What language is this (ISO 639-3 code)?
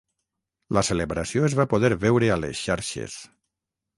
cat